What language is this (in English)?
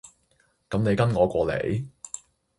Cantonese